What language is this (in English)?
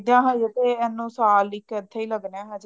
Punjabi